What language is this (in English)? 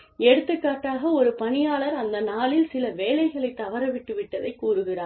Tamil